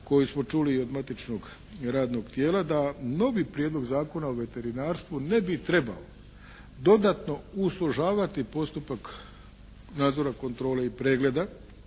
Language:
Croatian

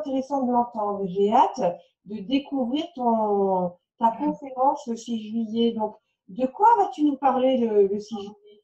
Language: French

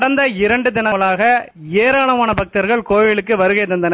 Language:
Tamil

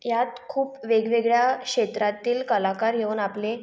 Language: Marathi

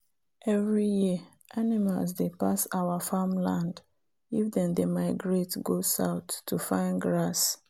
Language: Nigerian Pidgin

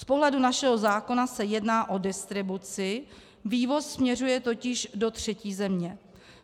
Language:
Czech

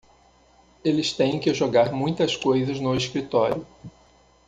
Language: Portuguese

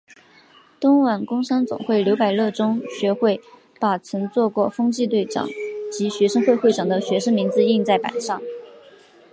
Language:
Chinese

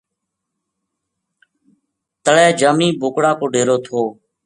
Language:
Gujari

